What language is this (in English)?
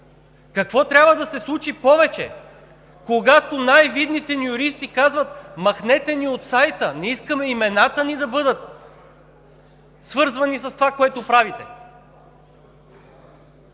Bulgarian